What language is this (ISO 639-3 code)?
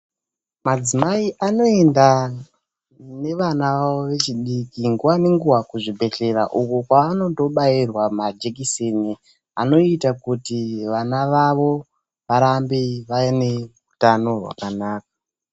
ndc